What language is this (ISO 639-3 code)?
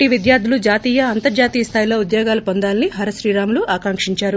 tel